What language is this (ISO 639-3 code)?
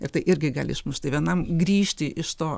lit